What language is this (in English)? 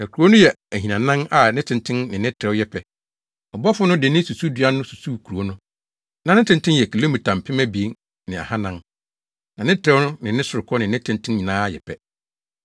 Akan